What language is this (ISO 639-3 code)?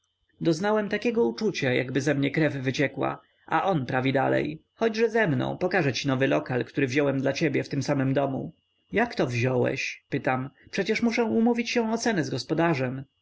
pol